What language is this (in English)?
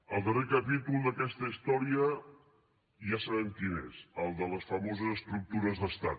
Catalan